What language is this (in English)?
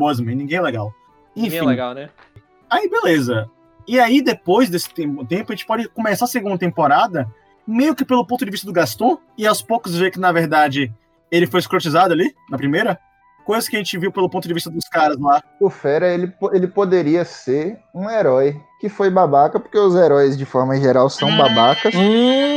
Portuguese